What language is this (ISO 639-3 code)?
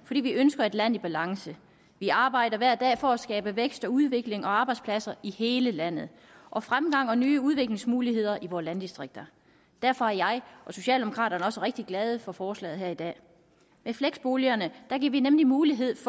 dan